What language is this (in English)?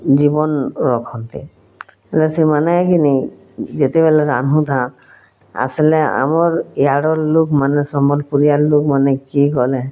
Odia